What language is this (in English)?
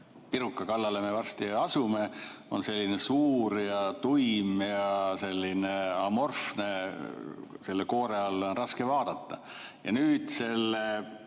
Estonian